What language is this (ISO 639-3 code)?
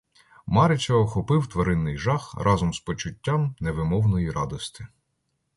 ukr